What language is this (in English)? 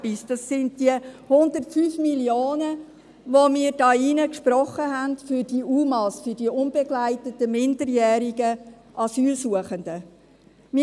Swiss German